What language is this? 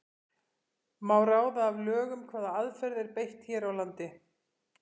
Icelandic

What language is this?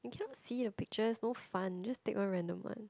English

